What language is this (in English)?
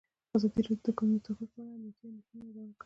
Pashto